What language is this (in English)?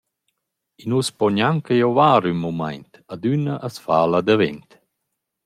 Romansh